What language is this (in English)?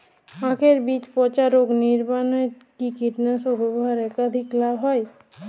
Bangla